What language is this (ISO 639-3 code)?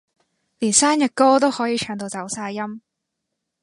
yue